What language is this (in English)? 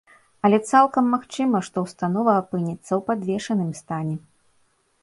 Belarusian